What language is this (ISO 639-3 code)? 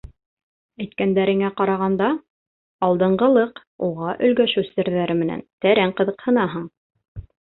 bak